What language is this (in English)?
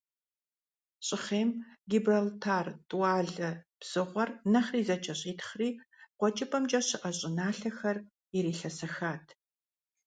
Kabardian